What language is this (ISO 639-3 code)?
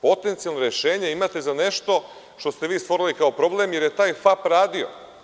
srp